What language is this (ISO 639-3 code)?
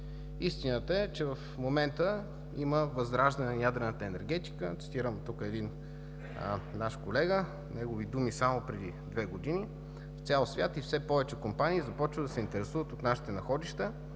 bul